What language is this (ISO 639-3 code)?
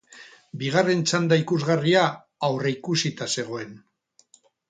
eus